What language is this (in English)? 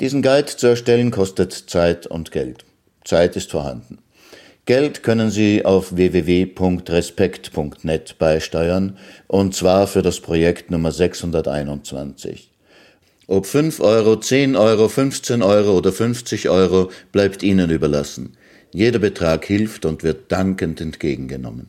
German